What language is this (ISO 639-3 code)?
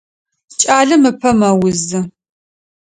ady